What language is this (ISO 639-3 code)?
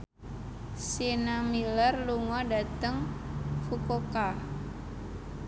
jav